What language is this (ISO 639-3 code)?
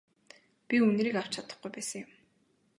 mon